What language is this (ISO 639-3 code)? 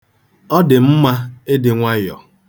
ibo